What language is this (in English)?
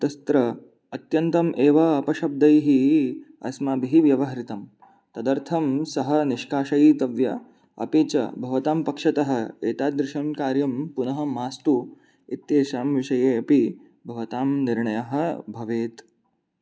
Sanskrit